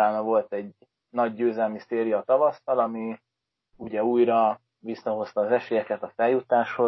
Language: Hungarian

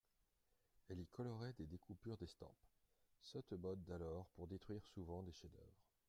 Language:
French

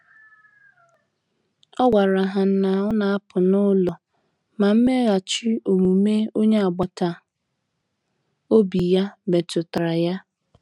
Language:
Igbo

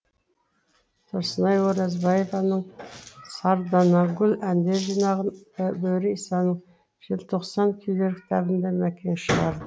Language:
Kazakh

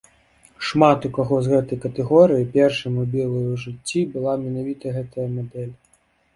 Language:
Belarusian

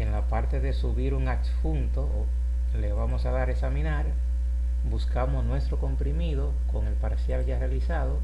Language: Spanish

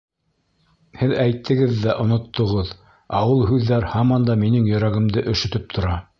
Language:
Bashkir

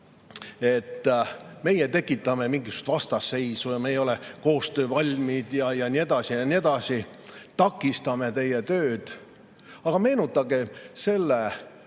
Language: Estonian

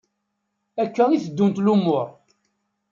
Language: Kabyle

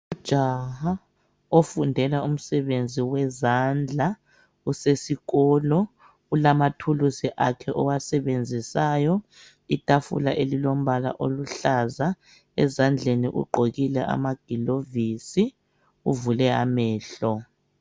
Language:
North Ndebele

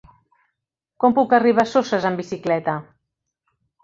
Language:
Catalan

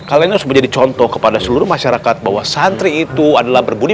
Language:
Indonesian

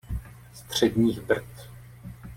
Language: Czech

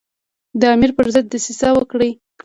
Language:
Pashto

